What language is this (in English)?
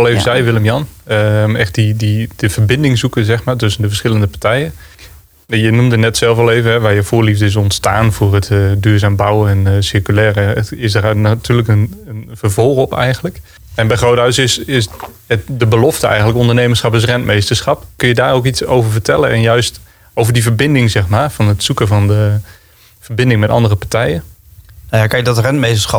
Dutch